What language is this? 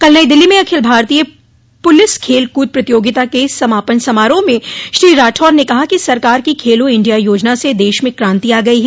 Hindi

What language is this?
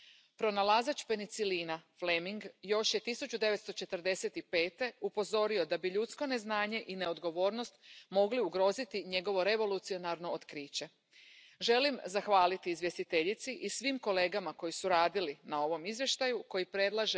Spanish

